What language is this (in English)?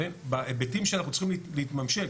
Hebrew